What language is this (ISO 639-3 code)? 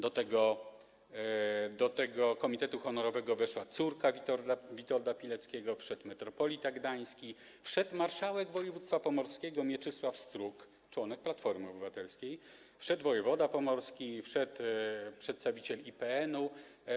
pol